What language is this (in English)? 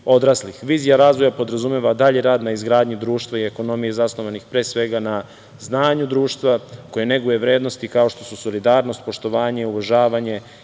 Serbian